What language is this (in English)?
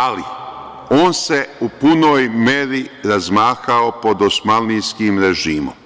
Serbian